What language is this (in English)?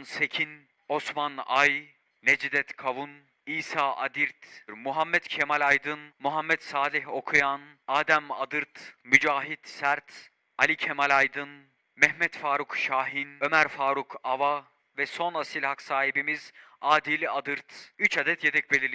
Turkish